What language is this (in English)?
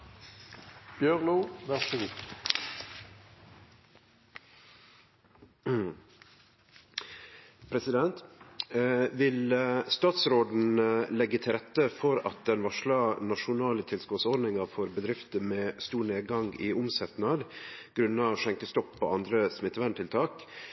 Norwegian Nynorsk